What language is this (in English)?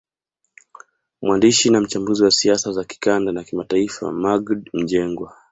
Swahili